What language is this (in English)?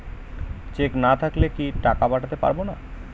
Bangla